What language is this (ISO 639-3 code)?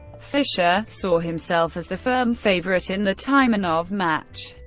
eng